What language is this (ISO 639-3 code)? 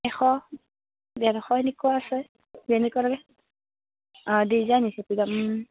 asm